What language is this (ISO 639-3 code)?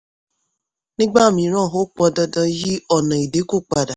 yor